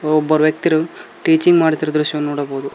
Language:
Kannada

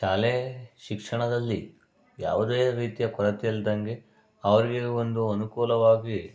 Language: Kannada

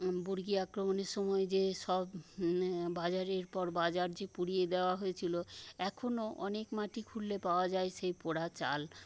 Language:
Bangla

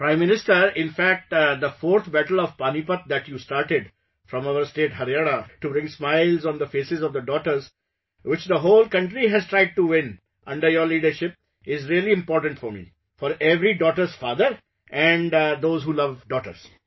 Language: English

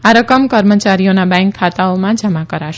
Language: Gujarati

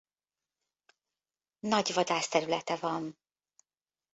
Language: Hungarian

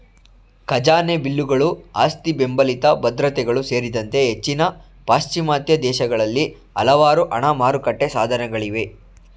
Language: Kannada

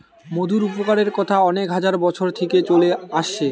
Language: Bangla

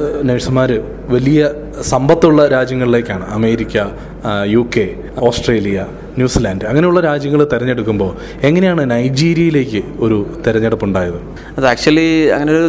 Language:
Malayalam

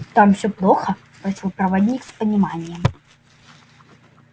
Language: Russian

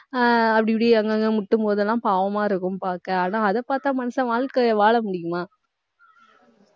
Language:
Tamil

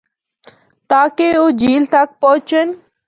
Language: Northern Hindko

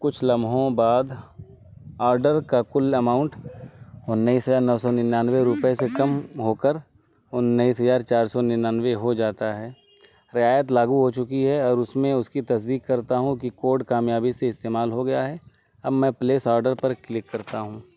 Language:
Urdu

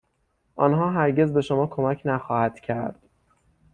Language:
Persian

